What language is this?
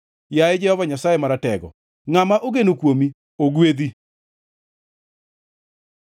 Luo (Kenya and Tanzania)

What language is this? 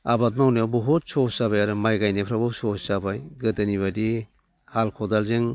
Bodo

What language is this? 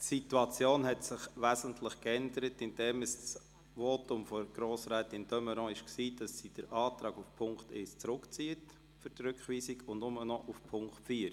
Swiss German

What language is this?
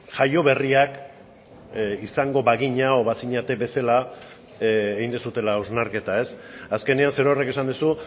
Basque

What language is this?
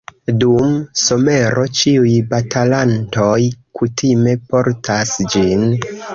Esperanto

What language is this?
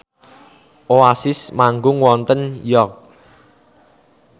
Javanese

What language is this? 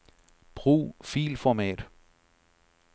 Danish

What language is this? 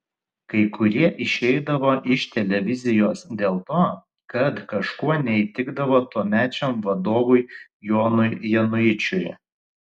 Lithuanian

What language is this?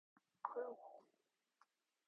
Korean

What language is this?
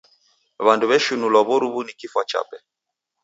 Taita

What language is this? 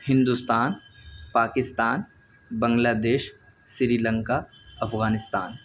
Urdu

